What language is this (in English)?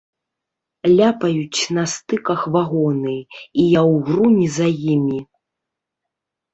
Belarusian